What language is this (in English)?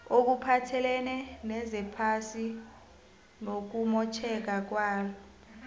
South Ndebele